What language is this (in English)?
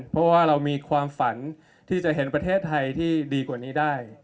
Thai